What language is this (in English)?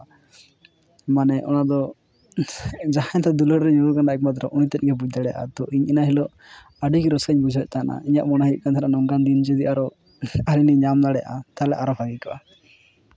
Santali